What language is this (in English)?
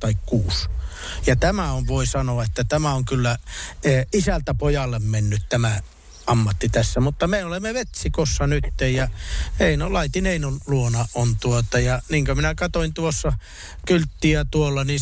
Finnish